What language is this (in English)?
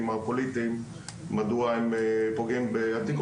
Hebrew